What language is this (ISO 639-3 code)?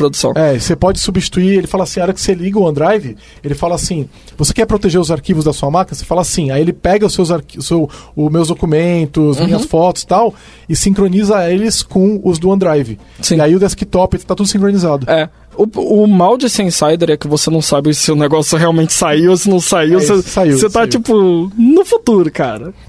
por